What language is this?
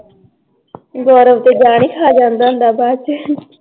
Punjabi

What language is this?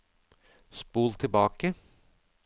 Norwegian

